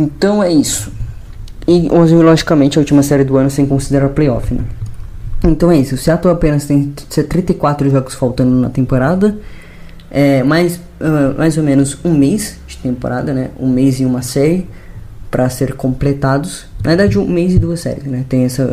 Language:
Portuguese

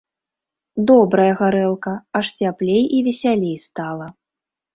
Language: Belarusian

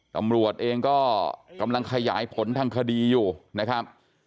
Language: Thai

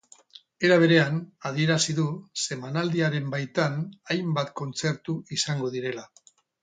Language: Basque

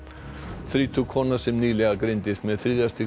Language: Icelandic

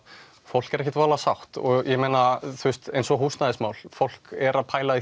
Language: Icelandic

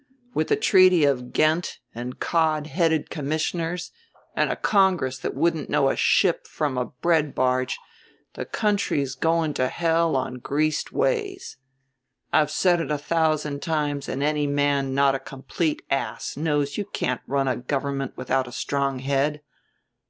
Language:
English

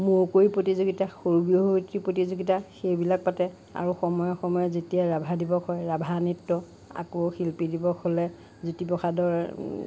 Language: Assamese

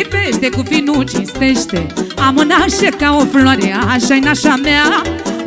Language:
Romanian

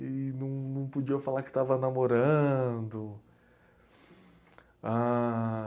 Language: Portuguese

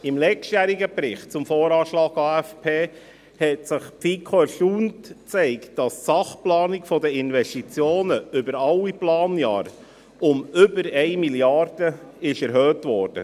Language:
Swiss German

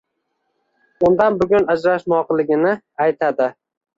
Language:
Uzbek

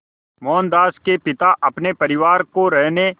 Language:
Hindi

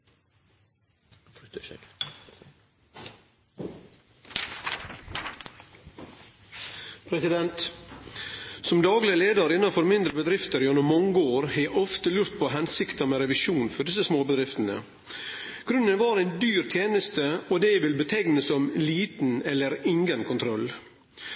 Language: Norwegian Nynorsk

